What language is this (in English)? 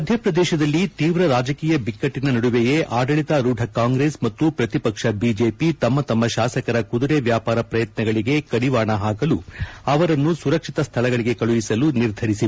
Kannada